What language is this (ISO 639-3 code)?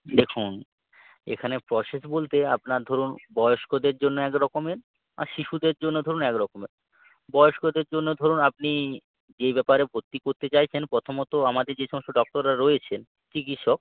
ben